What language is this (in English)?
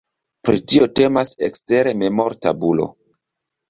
Esperanto